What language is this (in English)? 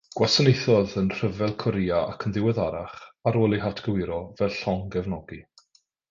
Welsh